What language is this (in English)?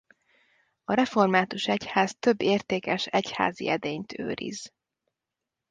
Hungarian